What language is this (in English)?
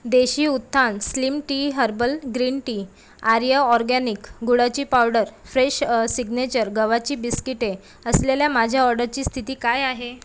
Marathi